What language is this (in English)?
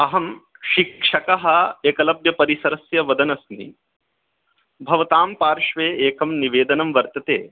Sanskrit